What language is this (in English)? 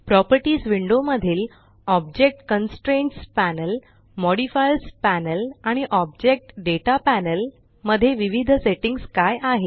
Marathi